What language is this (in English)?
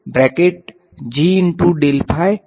Gujarati